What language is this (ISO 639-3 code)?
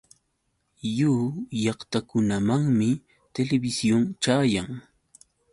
qux